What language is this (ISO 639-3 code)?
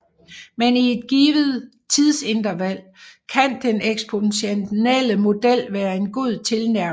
dan